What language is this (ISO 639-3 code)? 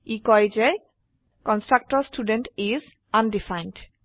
asm